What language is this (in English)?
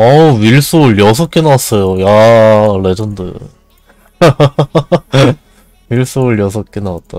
Korean